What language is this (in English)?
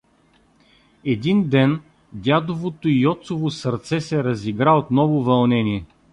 Bulgarian